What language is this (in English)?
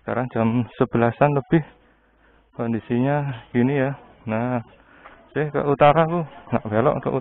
Indonesian